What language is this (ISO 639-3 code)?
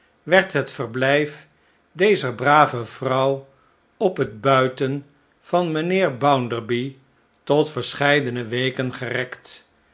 nld